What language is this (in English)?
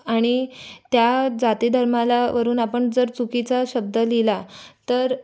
Marathi